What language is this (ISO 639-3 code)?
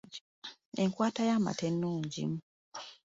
lug